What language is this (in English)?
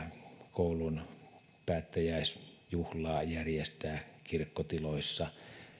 Finnish